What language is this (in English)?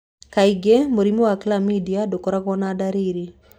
Kikuyu